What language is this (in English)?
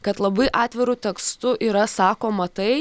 Lithuanian